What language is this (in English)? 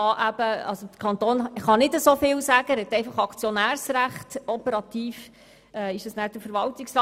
Swiss German